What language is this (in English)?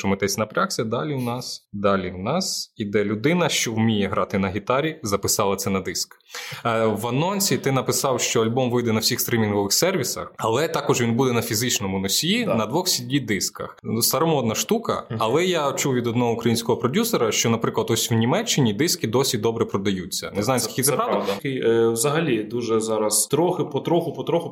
Ukrainian